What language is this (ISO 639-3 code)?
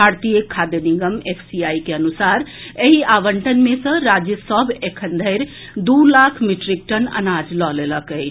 mai